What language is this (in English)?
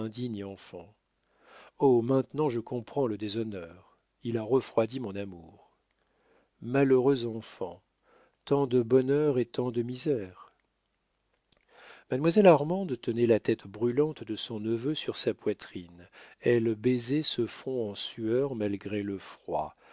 French